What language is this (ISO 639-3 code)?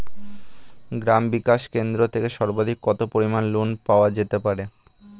ben